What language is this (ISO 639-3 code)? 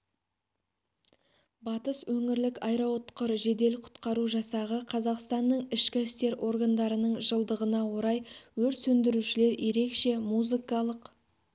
kaz